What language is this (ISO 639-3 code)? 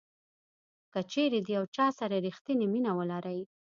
pus